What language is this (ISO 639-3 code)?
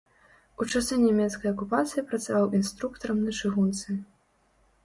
bel